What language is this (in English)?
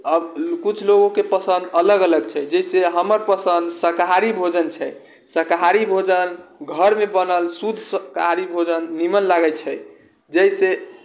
Maithili